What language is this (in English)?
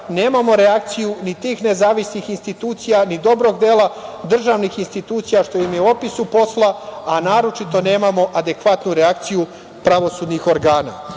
Serbian